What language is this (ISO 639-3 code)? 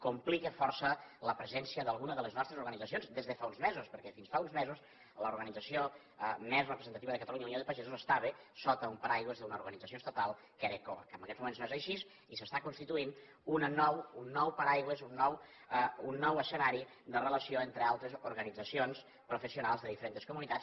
cat